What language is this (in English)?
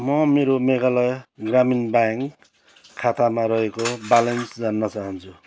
Nepali